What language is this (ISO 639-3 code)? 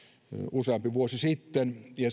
fin